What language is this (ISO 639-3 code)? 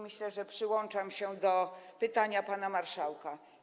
pol